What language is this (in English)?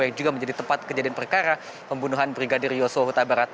Indonesian